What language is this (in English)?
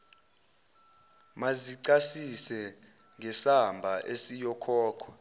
Zulu